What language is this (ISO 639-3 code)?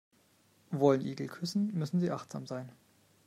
deu